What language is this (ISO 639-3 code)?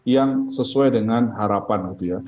ind